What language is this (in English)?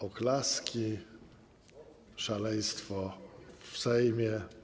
Polish